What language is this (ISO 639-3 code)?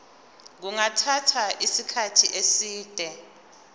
zul